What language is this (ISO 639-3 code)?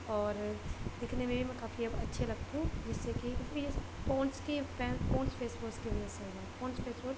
urd